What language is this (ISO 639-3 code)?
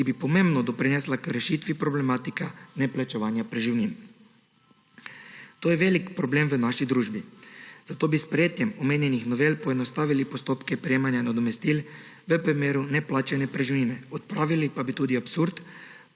slv